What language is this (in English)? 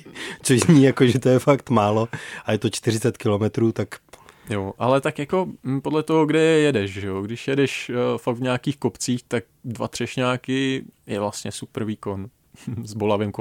Czech